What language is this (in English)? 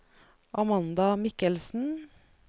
Norwegian